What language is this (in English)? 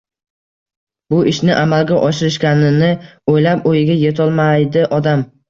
Uzbek